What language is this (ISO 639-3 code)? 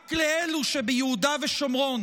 heb